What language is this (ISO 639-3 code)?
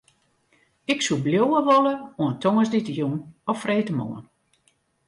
fry